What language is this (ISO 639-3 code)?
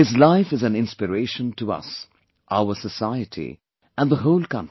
eng